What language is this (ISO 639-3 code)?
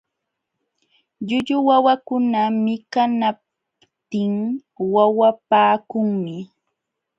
qxw